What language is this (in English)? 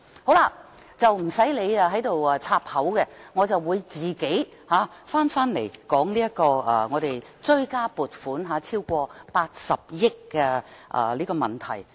Cantonese